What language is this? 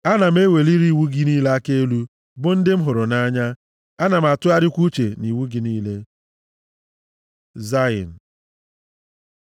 Igbo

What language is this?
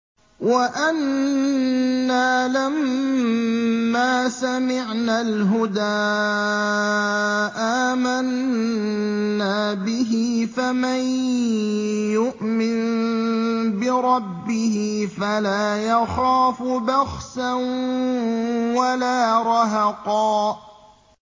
Arabic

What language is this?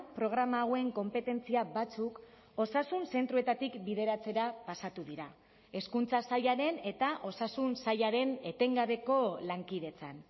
Basque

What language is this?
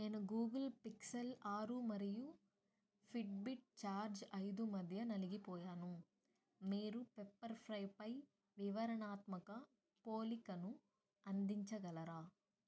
Telugu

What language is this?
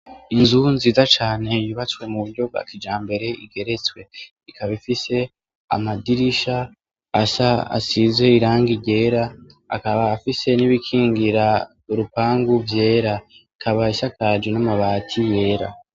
Rundi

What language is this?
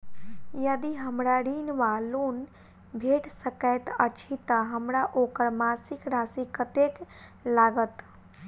Maithili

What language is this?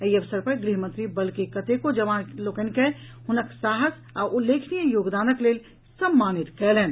Maithili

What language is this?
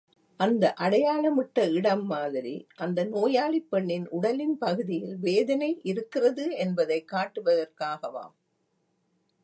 Tamil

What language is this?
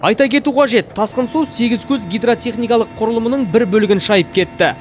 Kazakh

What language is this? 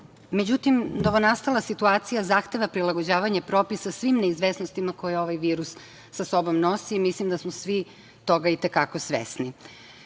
Serbian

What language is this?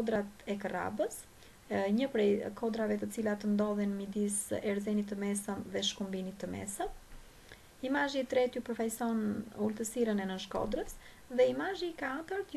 Romanian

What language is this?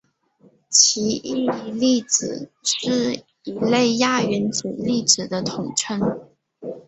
Chinese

